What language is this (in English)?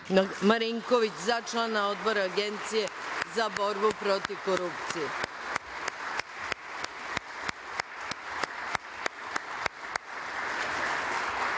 Serbian